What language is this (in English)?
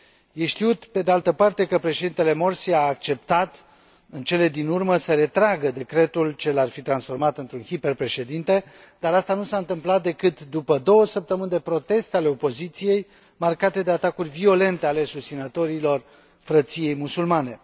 Romanian